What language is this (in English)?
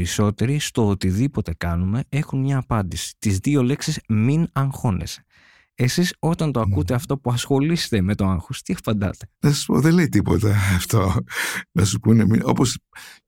Greek